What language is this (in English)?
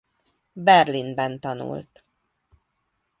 Hungarian